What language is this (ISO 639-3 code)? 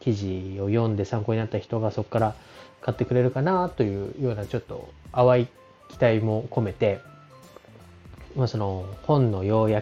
jpn